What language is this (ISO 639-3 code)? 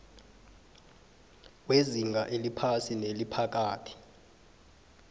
nbl